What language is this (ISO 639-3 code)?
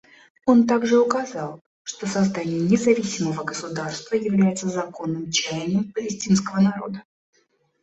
rus